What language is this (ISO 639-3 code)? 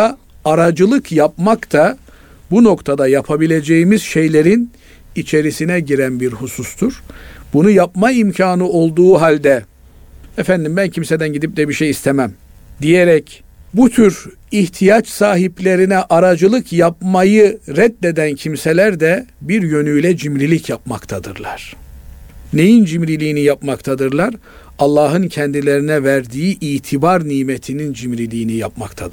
tur